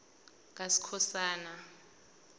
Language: South Ndebele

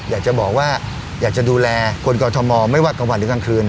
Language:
Thai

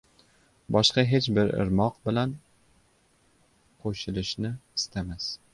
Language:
Uzbek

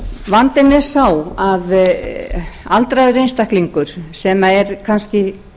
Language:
Icelandic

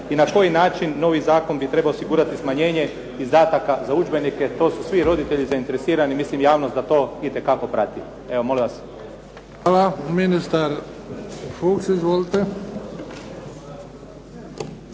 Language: Croatian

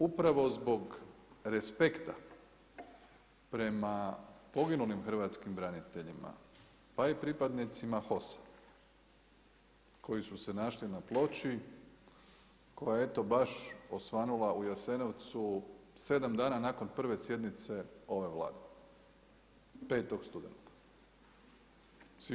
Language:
Croatian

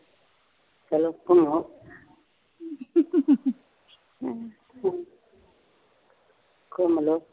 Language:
Punjabi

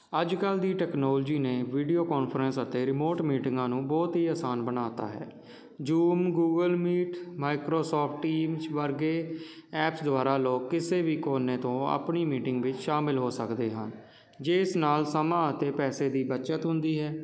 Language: Punjabi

